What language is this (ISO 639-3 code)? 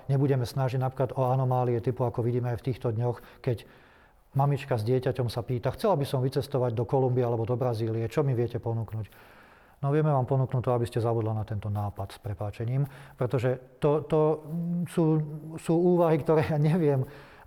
slk